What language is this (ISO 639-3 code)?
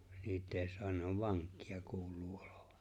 fin